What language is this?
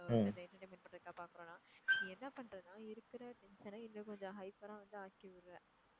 Tamil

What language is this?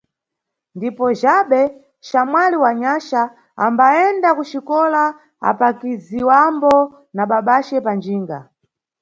Nyungwe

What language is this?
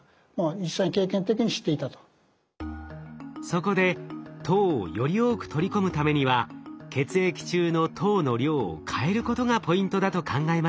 Japanese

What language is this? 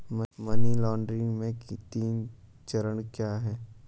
Hindi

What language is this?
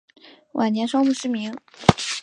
Chinese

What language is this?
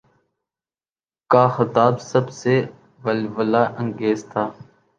Urdu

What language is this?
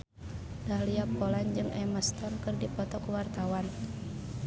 Sundanese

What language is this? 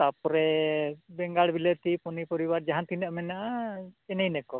Santali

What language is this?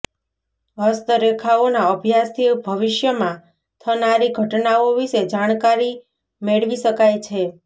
Gujarati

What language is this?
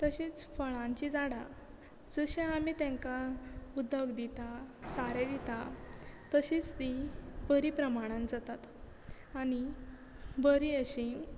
Konkani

